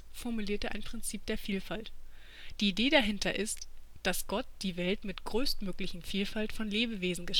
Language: German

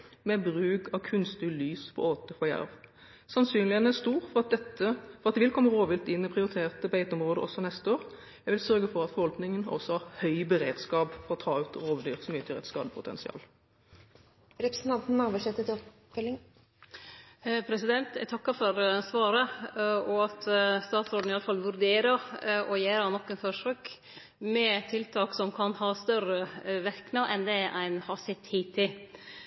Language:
Norwegian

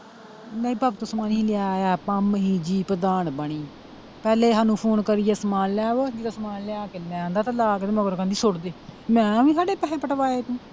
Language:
Punjabi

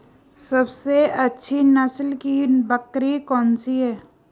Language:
Hindi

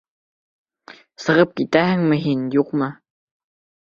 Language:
Bashkir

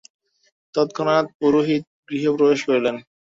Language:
Bangla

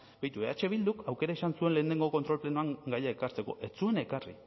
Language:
Basque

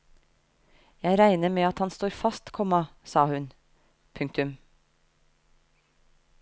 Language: Norwegian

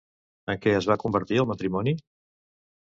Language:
Catalan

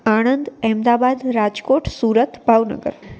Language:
Gujarati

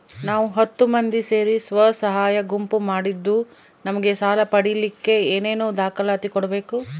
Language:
Kannada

